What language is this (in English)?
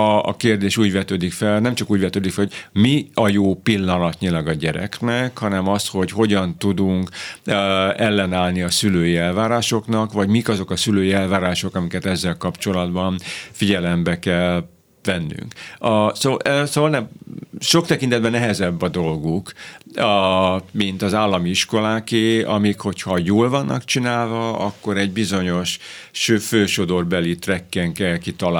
Hungarian